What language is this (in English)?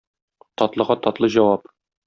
Tatar